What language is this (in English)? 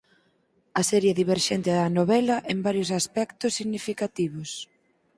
Galician